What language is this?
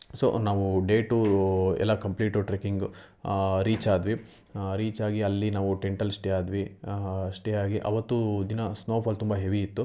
Kannada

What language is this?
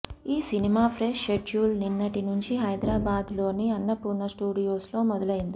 Telugu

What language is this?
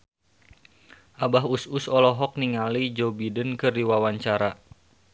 Sundanese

